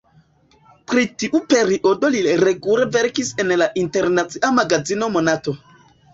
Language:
Esperanto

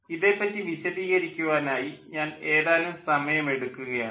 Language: Malayalam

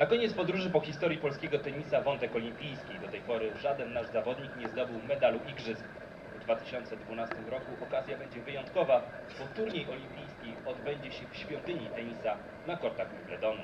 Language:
Polish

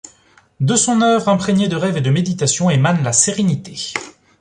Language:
French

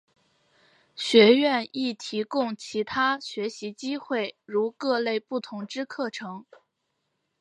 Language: Chinese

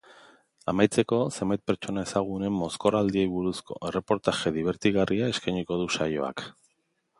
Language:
Basque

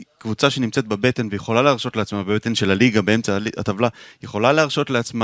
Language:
Hebrew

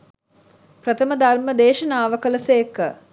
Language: Sinhala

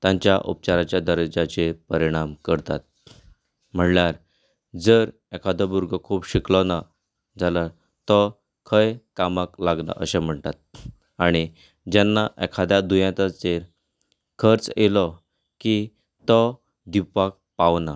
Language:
Konkani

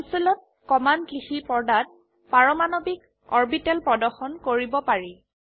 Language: Assamese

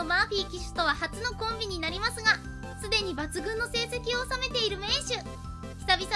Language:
Japanese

